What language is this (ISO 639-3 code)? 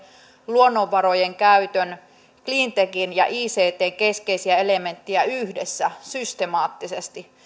fin